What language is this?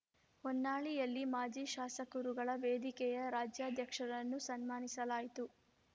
Kannada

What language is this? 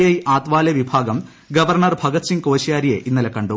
Malayalam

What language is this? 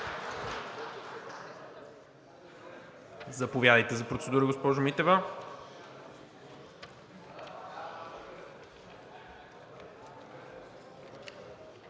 Bulgarian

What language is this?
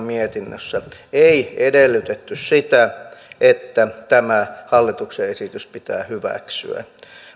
Finnish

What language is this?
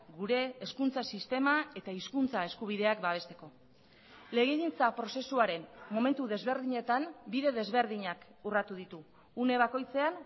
Basque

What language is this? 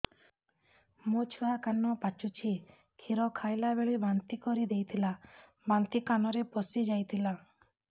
Odia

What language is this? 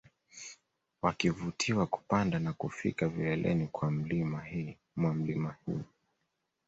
Swahili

